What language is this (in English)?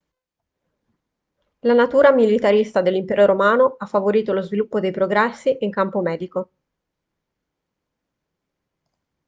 Italian